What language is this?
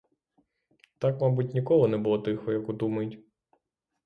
Ukrainian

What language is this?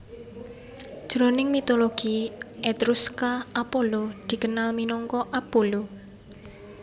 Javanese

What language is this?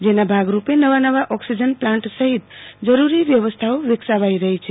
Gujarati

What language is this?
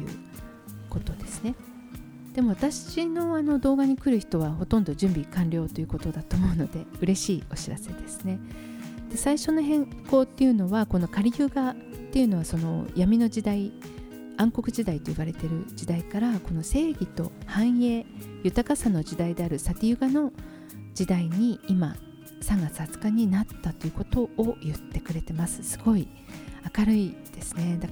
Japanese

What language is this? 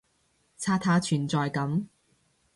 Cantonese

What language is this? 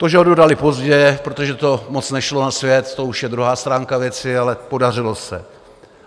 Czech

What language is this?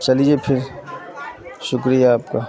Urdu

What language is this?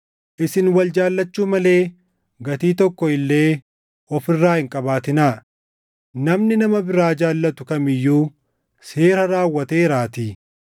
Oromo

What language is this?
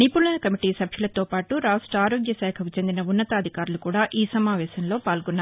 Telugu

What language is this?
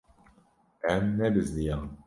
Kurdish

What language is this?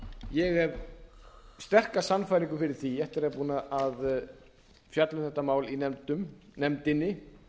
Icelandic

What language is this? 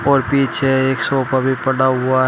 Hindi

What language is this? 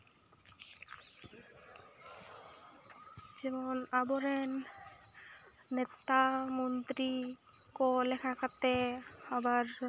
Santali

